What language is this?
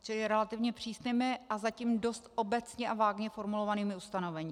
Czech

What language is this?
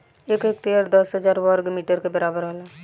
Bhojpuri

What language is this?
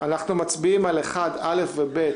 Hebrew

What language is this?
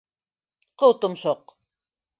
Bashkir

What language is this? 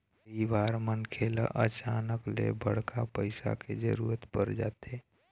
Chhattisgarhi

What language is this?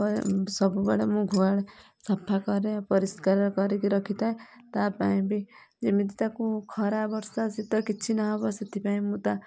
Odia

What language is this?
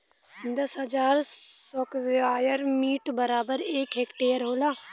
Bhojpuri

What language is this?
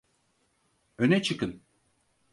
Turkish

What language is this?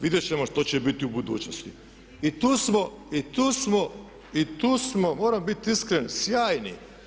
Croatian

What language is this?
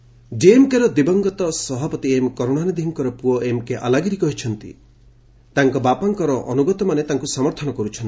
Odia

